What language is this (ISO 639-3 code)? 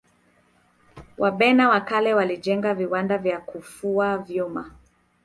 swa